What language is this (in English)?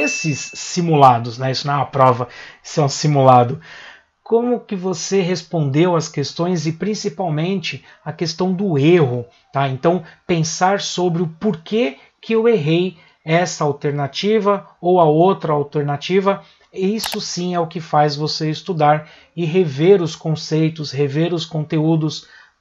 Portuguese